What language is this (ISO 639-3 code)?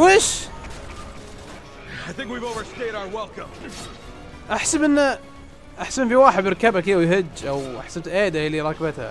ara